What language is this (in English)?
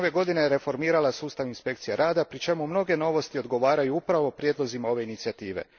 Croatian